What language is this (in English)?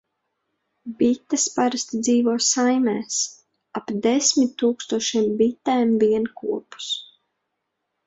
Latvian